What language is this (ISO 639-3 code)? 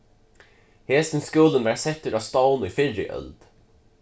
fao